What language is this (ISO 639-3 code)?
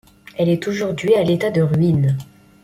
fra